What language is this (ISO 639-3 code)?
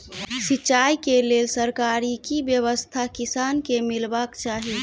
mai